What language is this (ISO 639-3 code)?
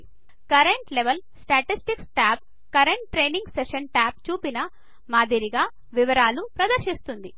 tel